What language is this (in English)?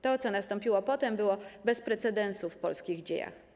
Polish